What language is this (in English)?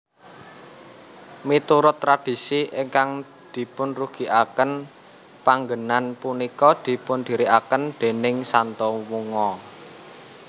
Javanese